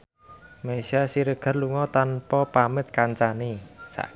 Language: Javanese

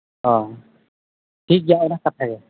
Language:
Santali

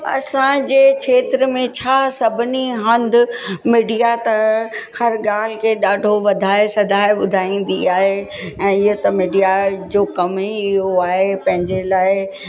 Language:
Sindhi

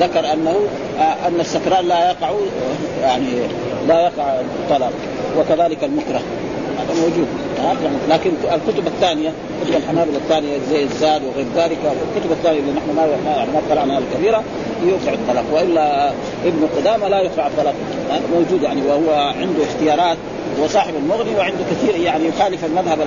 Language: Arabic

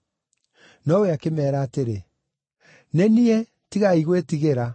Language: Kikuyu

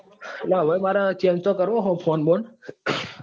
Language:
Gujarati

